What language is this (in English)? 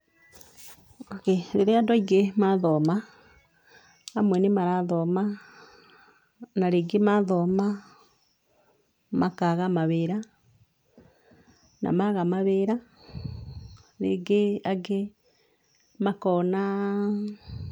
Kikuyu